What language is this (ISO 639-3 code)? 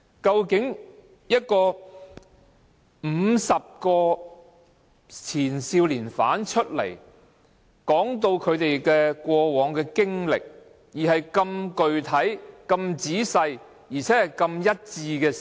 yue